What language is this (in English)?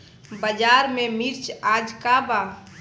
Bhojpuri